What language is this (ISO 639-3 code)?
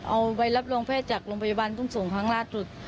tha